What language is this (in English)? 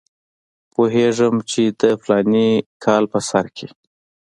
Pashto